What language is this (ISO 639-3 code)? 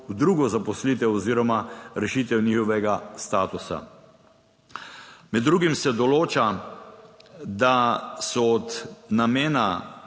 slv